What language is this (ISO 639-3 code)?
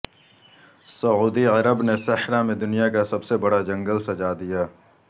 urd